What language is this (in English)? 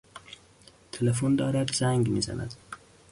Persian